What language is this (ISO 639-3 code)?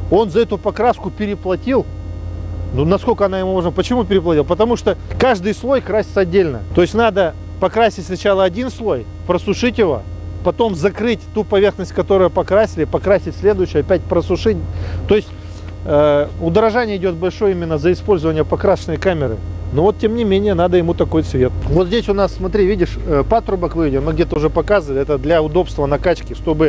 rus